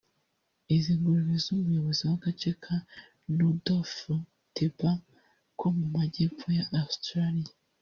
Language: Kinyarwanda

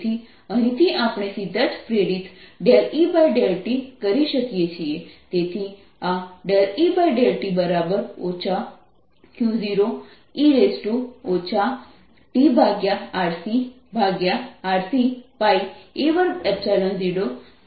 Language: Gujarati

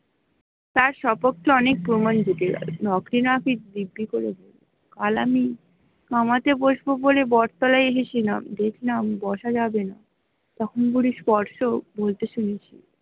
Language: Bangla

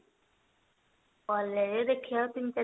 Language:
Odia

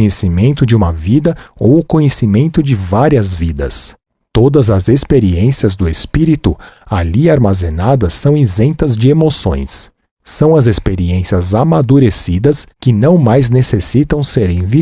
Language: Portuguese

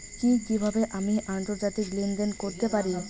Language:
Bangla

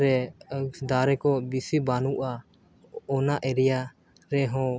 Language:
Santali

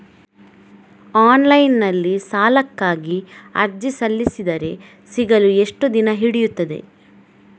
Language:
Kannada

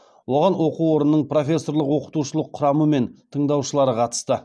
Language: Kazakh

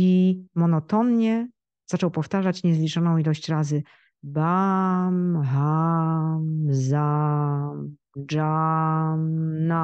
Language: Polish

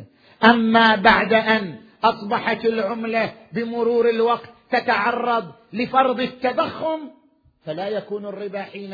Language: Arabic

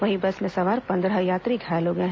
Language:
Hindi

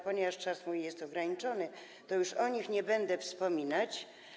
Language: Polish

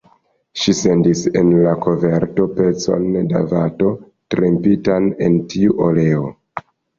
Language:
Esperanto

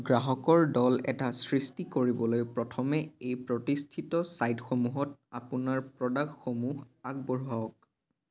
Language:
Assamese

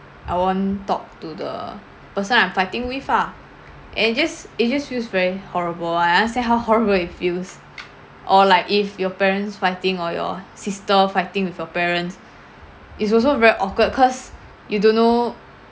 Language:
English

